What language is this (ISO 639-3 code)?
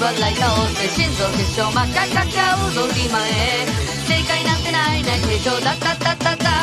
jpn